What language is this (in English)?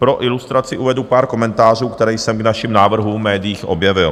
Czech